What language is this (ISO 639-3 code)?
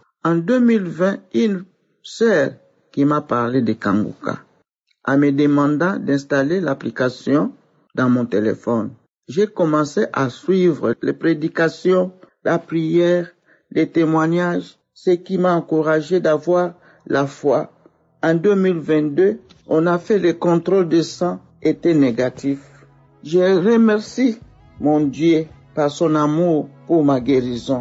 fra